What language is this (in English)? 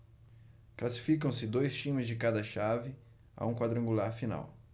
Portuguese